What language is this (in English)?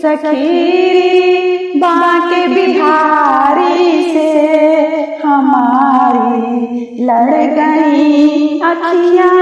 Hindi